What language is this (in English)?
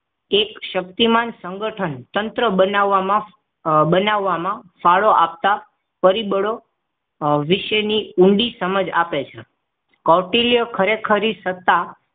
Gujarati